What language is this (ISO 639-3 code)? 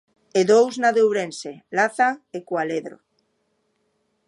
glg